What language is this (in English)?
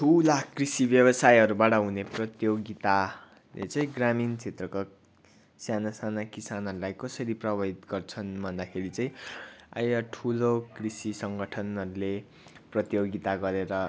Nepali